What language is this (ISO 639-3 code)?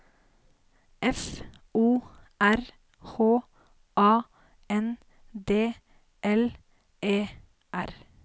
nor